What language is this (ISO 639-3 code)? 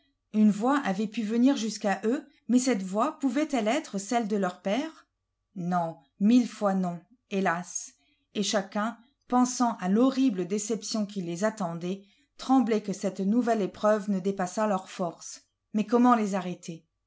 fra